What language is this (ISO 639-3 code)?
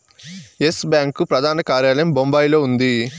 tel